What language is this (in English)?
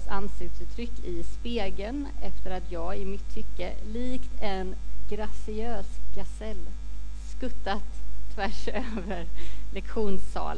Swedish